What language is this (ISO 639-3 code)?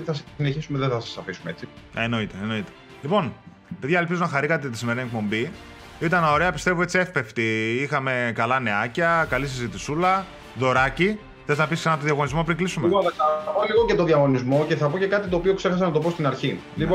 ell